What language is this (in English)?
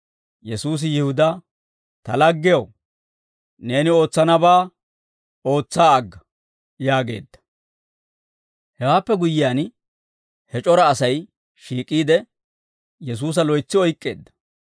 Dawro